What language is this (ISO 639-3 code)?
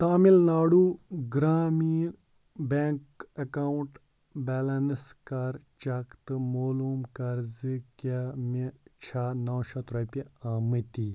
kas